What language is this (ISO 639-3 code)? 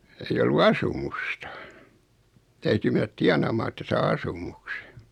fin